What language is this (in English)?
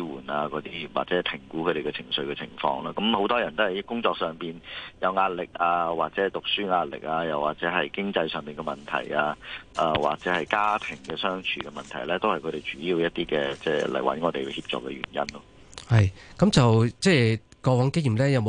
Chinese